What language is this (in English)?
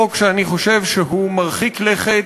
Hebrew